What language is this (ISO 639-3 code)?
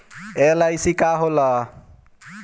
bho